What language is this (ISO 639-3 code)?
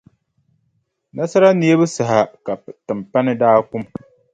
dag